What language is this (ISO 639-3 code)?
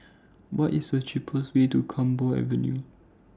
eng